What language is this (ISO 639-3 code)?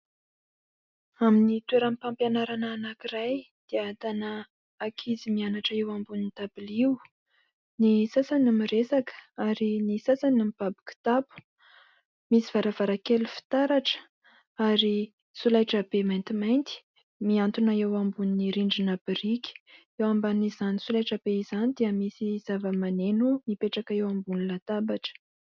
mlg